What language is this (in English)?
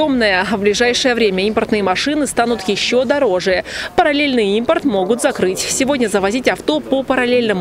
Russian